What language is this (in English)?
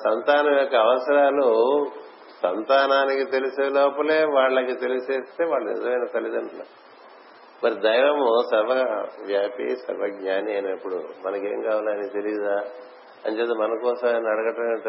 Telugu